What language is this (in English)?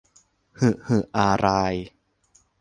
Thai